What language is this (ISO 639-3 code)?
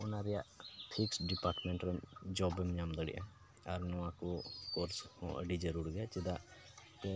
sat